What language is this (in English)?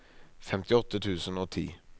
Norwegian